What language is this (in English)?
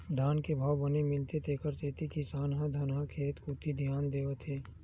Chhattisgarhi